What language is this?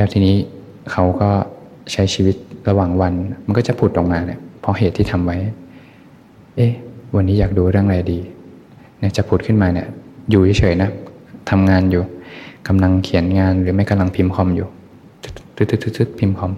Thai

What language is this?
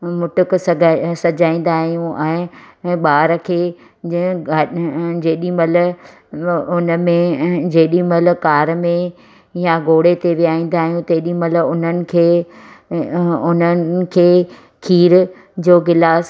Sindhi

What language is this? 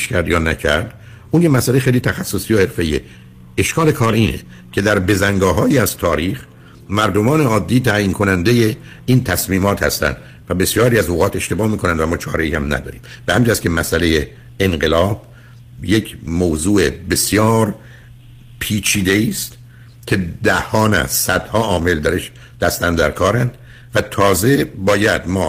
Persian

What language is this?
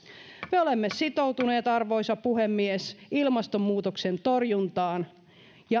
Finnish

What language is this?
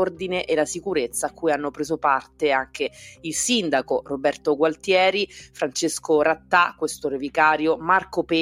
Italian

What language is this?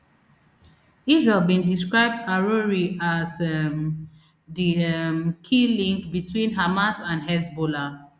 Nigerian Pidgin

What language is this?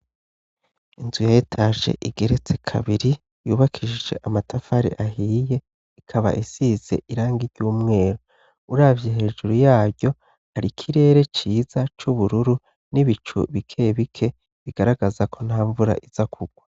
Rundi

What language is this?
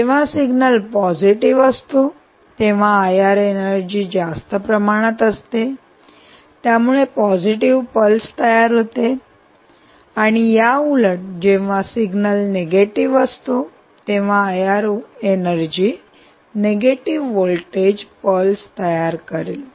Marathi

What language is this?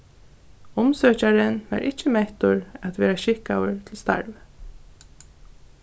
Faroese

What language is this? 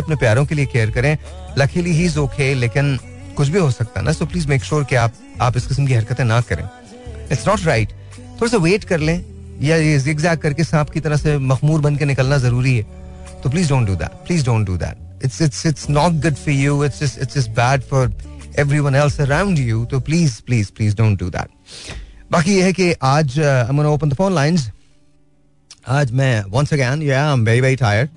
Hindi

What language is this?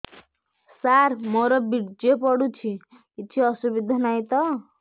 Odia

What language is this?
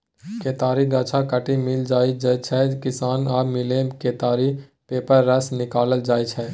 Maithili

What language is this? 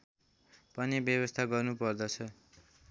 Nepali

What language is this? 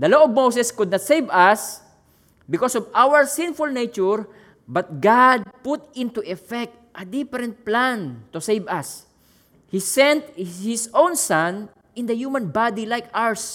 Filipino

